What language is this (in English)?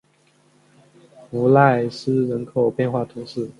Chinese